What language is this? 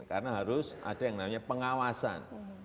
Indonesian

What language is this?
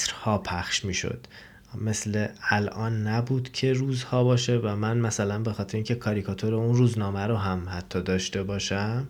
Persian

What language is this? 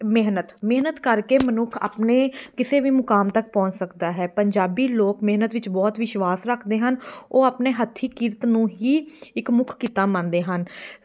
Punjabi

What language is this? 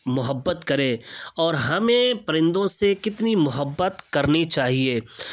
Urdu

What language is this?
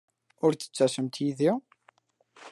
Kabyle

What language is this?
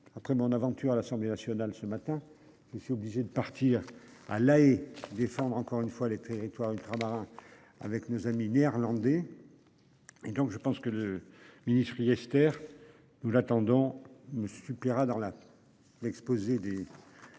French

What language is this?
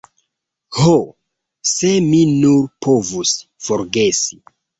Esperanto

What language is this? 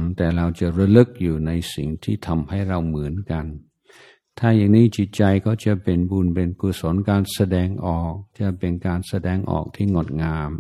Thai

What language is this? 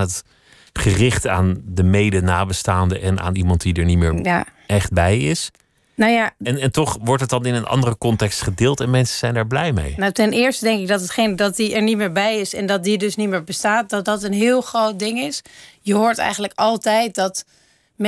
Dutch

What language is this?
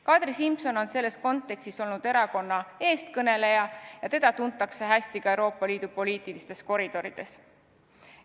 Estonian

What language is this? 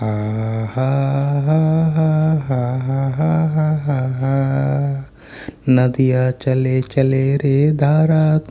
Hindi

